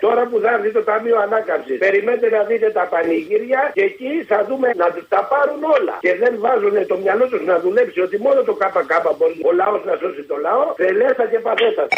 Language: Greek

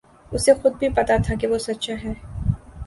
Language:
Urdu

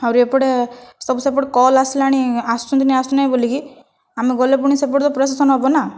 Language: Odia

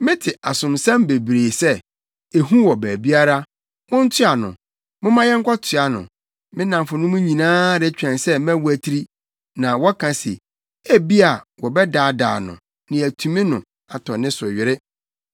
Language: Akan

